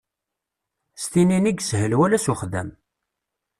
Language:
Kabyle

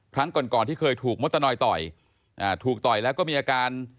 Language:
Thai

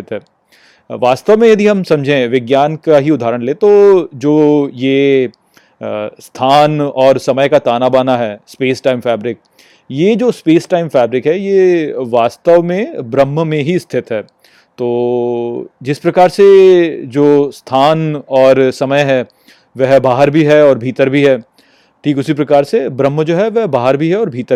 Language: Hindi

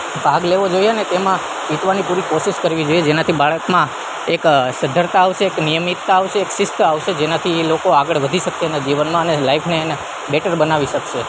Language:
Gujarati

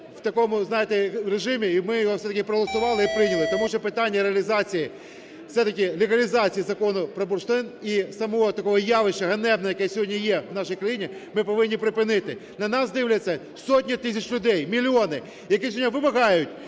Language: Ukrainian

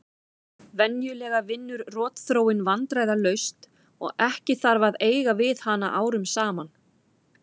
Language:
Icelandic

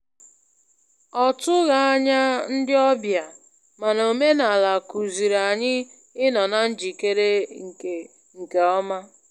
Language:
Igbo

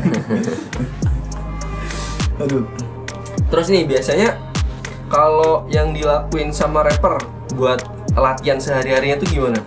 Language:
Indonesian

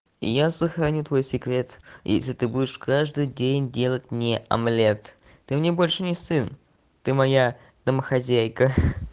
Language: Russian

